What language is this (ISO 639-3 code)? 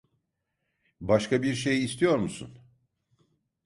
tur